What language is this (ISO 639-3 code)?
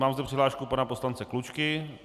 ces